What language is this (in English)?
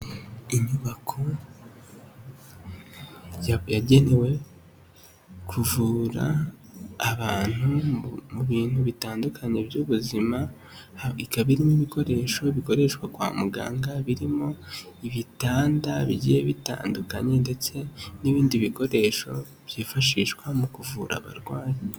Kinyarwanda